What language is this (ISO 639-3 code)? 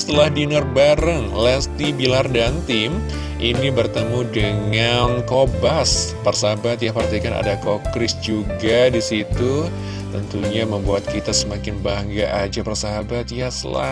ind